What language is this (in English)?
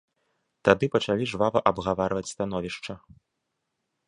Belarusian